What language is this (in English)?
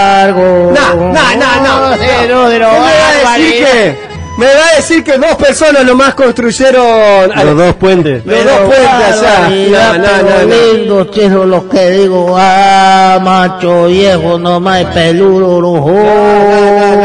Spanish